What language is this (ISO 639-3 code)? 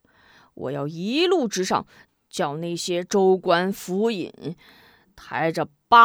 zho